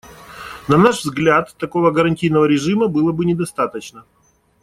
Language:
Russian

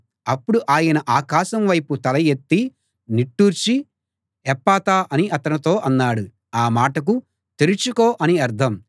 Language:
Telugu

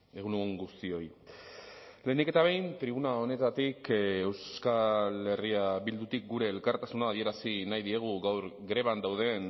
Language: Basque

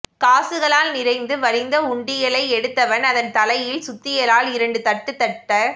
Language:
Tamil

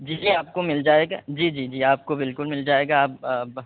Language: Urdu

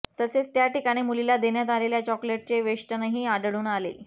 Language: Marathi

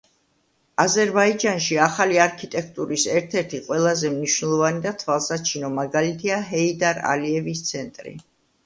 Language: Georgian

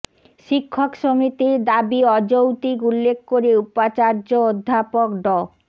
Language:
Bangla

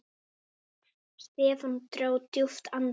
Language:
Icelandic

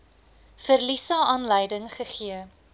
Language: Afrikaans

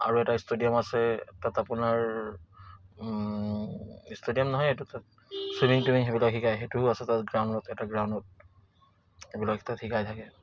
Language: Assamese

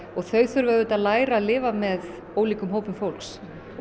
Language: Icelandic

